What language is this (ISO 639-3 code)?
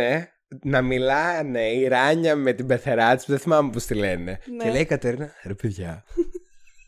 ell